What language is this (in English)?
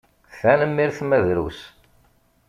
Kabyle